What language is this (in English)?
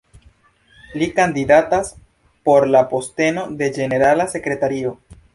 Esperanto